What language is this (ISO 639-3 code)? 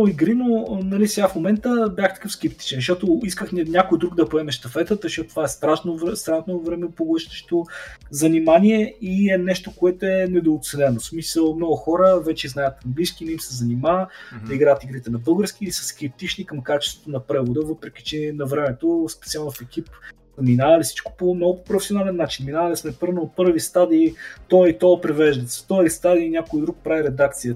bul